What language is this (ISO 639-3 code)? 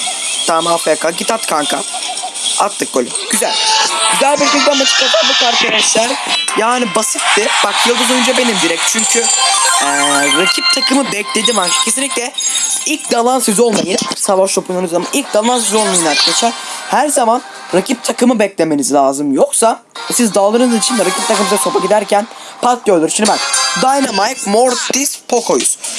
tur